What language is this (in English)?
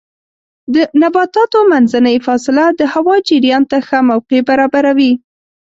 Pashto